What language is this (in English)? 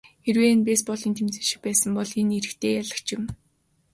Mongolian